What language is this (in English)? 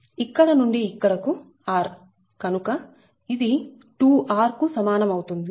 Telugu